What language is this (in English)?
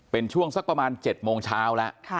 Thai